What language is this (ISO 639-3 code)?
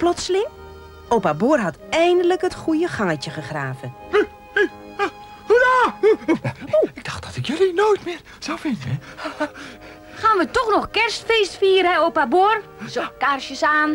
nld